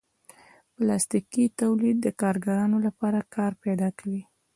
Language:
Pashto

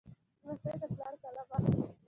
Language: Pashto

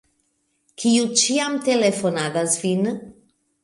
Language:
Esperanto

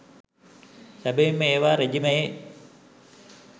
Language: Sinhala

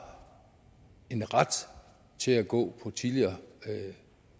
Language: Danish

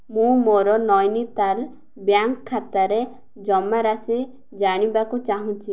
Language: Odia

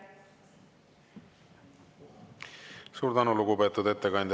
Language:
Estonian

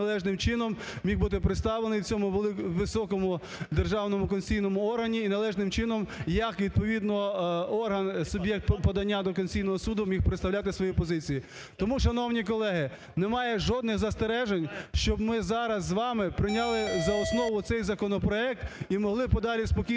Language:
Ukrainian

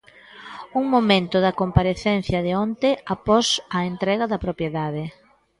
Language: Galician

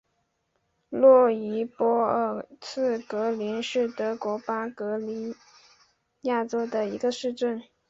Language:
Chinese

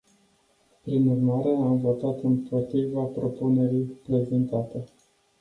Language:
Romanian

